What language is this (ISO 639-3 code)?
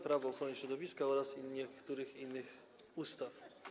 pol